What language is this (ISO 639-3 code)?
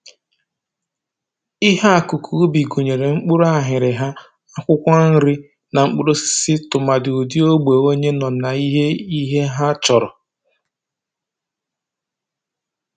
ibo